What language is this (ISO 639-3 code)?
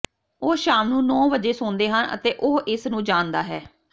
pan